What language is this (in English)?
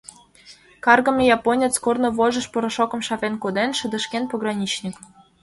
Mari